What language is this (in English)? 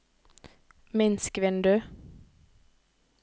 Norwegian